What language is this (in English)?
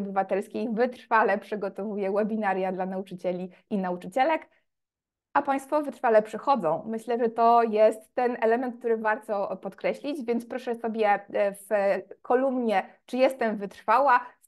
Polish